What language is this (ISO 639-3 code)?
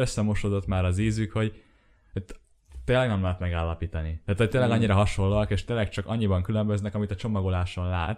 hun